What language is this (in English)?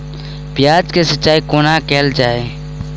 Maithili